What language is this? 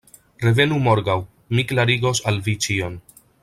Esperanto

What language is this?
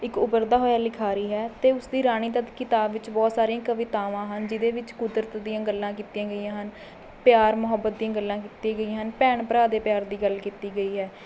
Punjabi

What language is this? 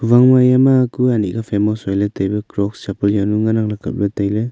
Wancho Naga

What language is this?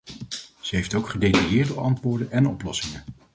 Dutch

